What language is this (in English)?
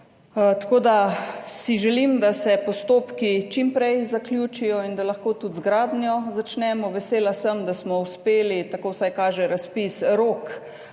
Slovenian